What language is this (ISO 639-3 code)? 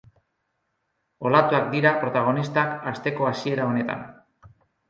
eus